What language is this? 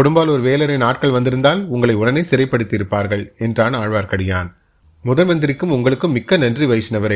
Tamil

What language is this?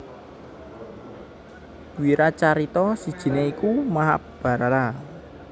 Javanese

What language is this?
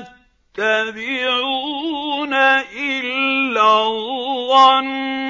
Arabic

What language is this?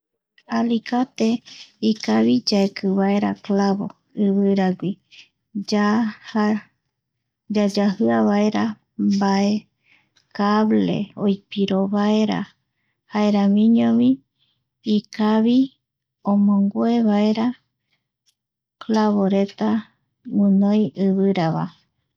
Eastern Bolivian Guaraní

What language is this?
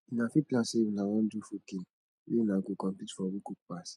Nigerian Pidgin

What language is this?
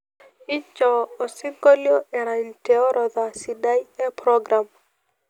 Masai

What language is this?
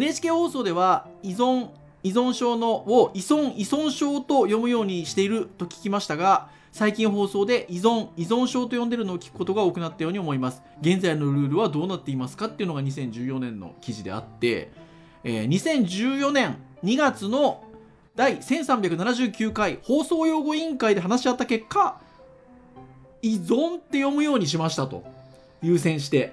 Japanese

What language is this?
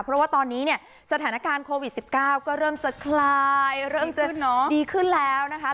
Thai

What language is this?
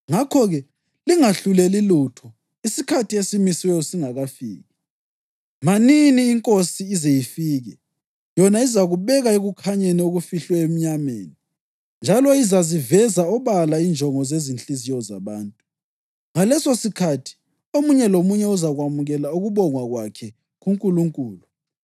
North Ndebele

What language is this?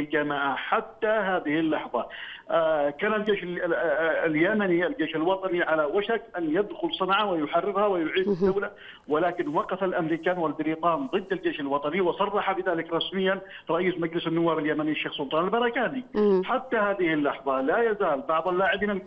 Arabic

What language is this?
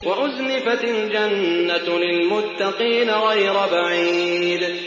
Arabic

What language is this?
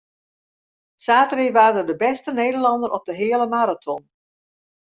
Western Frisian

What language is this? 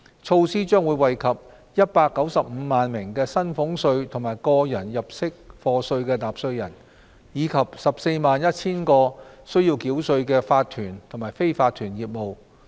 Cantonese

